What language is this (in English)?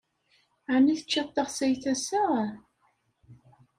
Kabyle